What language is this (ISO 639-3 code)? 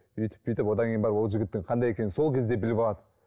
kaz